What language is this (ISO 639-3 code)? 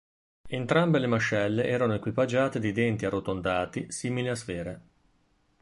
ita